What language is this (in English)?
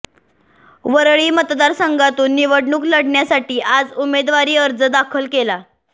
Marathi